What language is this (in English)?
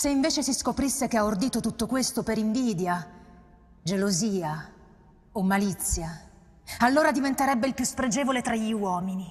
Italian